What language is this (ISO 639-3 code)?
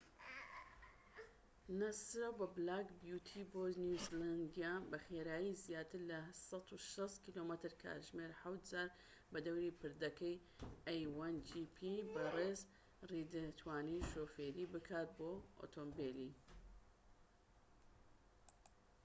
ckb